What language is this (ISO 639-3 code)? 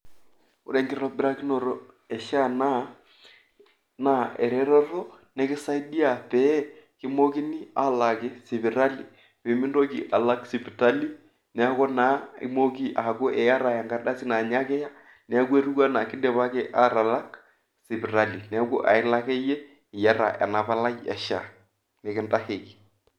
mas